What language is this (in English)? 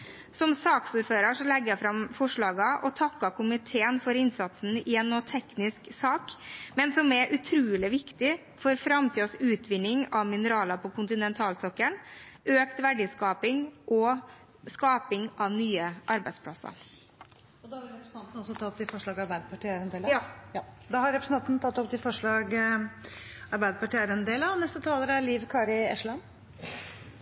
Norwegian